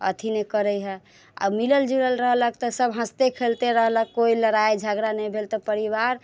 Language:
Maithili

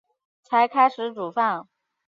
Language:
Chinese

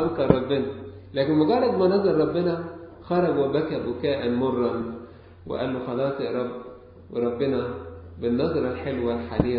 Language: Arabic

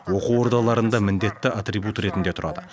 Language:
Kazakh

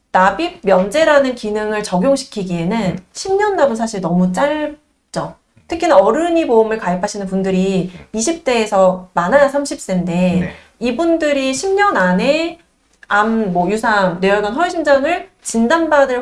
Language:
Korean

